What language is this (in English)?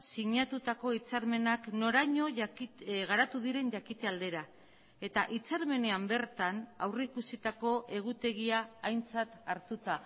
Basque